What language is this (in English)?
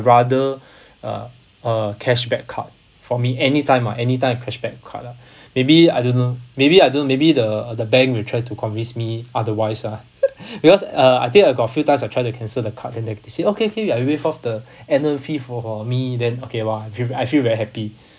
English